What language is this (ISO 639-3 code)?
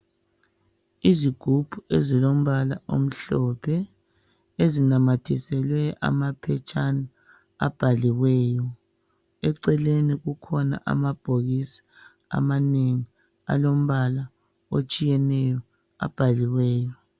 nde